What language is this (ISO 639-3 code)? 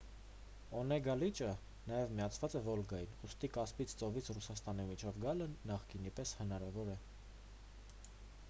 hye